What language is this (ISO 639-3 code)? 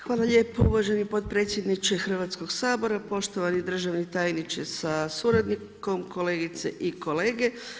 hrv